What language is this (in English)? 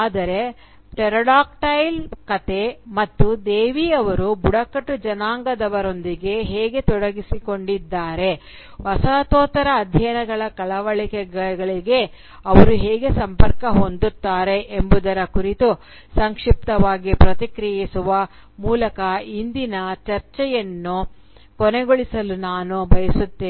Kannada